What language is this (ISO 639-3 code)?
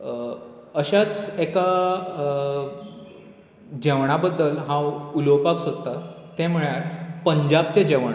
kok